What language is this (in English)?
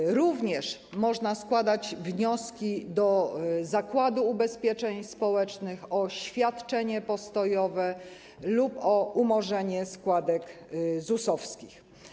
Polish